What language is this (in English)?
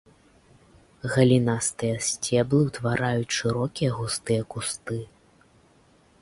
Belarusian